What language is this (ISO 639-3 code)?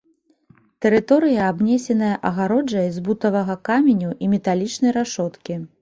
bel